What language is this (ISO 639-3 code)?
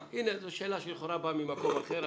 heb